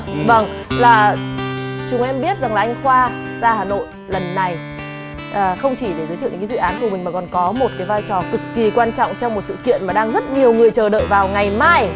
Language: Vietnamese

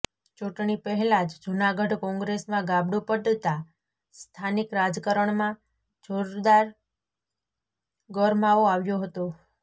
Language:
Gujarati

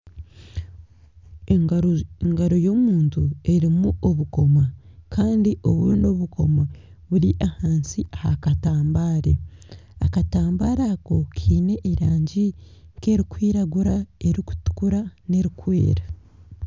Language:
Nyankole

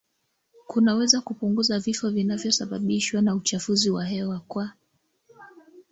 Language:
Swahili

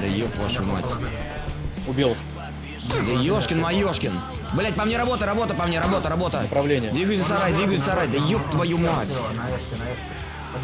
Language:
Russian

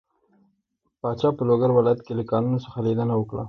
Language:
Pashto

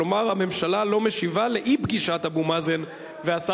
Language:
Hebrew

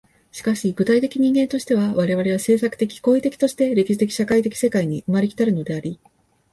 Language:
Japanese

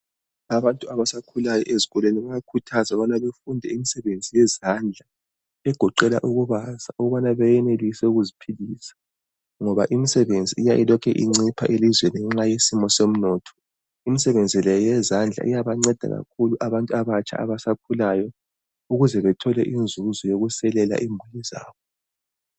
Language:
North Ndebele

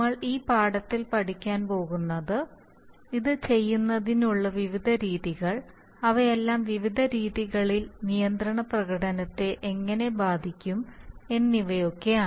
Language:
Malayalam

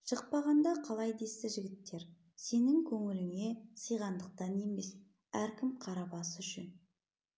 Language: Kazakh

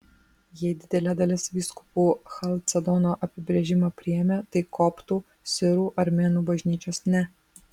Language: Lithuanian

